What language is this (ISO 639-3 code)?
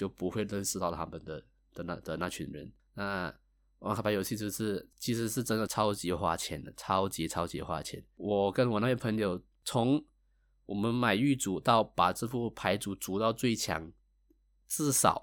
zho